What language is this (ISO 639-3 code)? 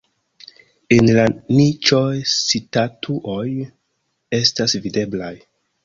epo